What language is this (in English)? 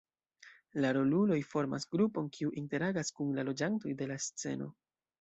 Esperanto